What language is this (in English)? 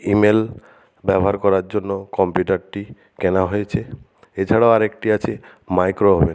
Bangla